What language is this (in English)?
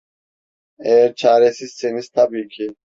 Turkish